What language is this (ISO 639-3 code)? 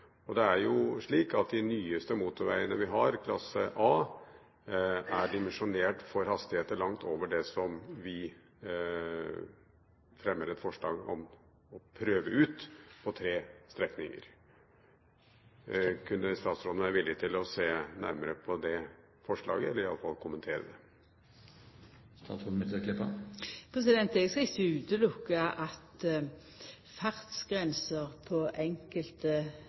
nor